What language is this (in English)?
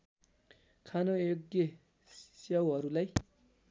Nepali